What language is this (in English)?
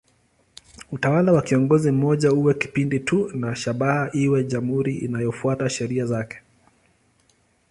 Swahili